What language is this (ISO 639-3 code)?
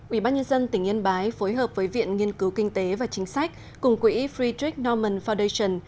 vie